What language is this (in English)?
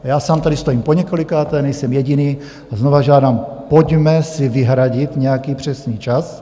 Czech